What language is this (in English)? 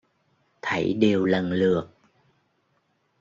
Vietnamese